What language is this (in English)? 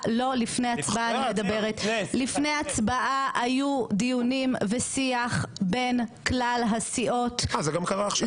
Hebrew